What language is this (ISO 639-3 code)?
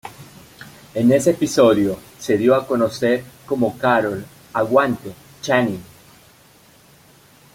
spa